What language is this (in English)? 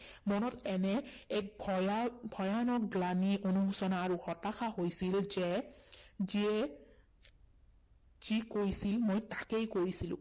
Assamese